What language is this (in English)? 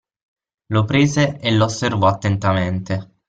Italian